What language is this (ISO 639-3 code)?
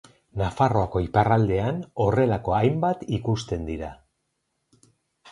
eus